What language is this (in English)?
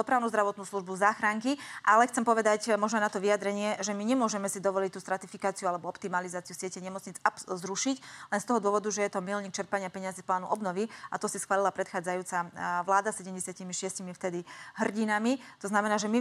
Slovak